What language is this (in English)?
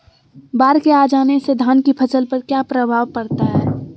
Magahi